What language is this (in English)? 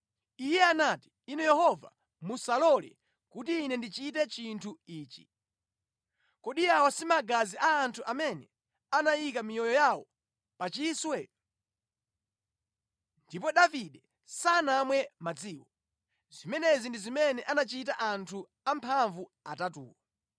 Nyanja